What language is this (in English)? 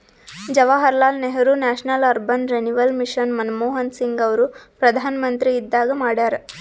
Kannada